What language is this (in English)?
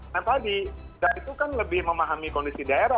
Indonesian